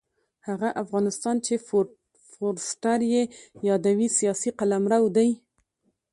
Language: Pashto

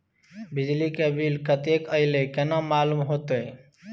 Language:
Maithili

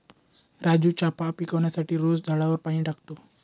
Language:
Marathi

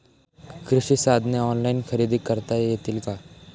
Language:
Marathi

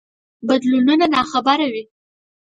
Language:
Pashto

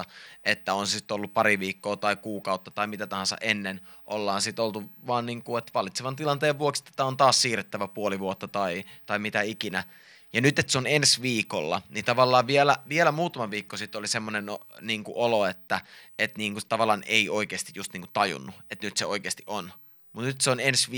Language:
Finnish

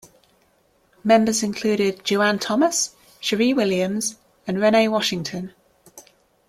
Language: English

